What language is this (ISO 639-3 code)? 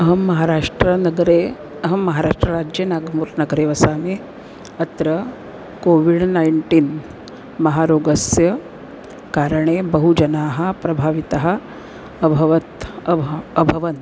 san